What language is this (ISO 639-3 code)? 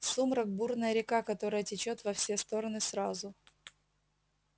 rus